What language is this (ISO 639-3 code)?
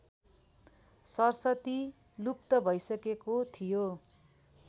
nep